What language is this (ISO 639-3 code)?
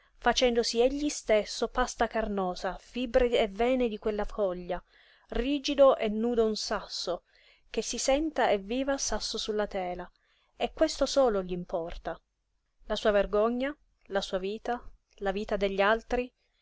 ita